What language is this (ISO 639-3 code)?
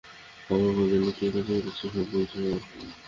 ben